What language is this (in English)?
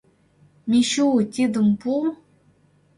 Mari